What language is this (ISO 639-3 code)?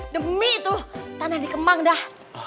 ind